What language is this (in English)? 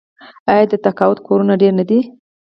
Pashto